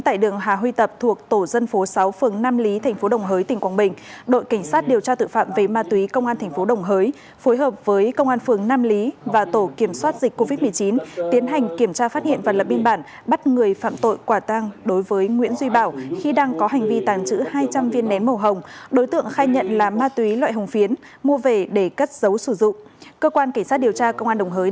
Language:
Vietnamese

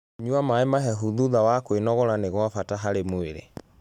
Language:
Kikuyu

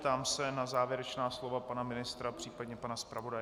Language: Czech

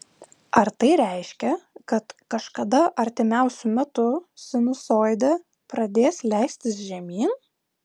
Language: Lithuanian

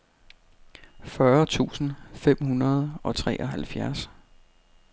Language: Danish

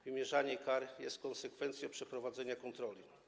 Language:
Polish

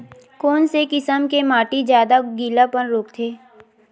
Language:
Chhattisgarhi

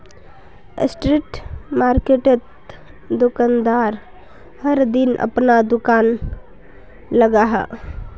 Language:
Magahi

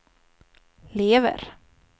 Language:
Swedish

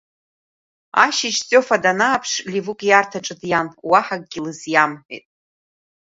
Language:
Abkhazian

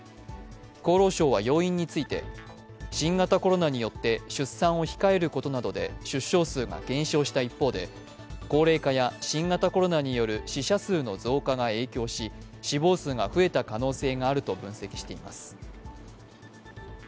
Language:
Japanese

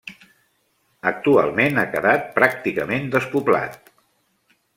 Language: Catalan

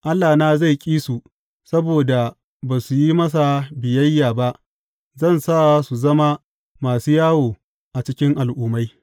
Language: Hausa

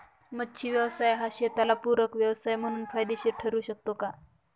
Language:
Marathi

